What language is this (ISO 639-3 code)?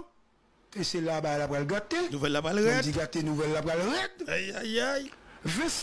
fra